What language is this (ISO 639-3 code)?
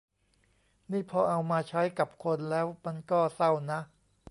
tha